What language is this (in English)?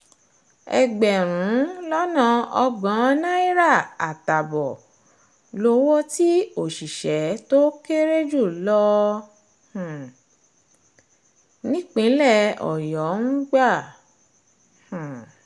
Yoruba